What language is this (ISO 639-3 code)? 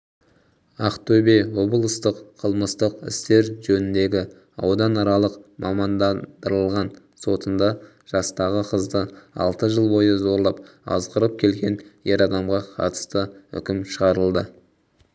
kaz